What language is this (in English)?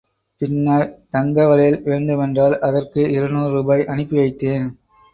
Tamil